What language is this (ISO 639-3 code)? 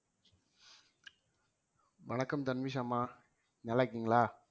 tam